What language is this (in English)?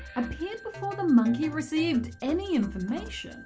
English